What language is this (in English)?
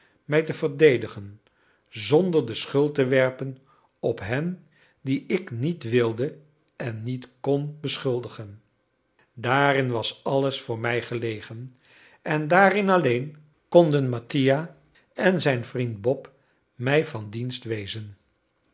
Dutch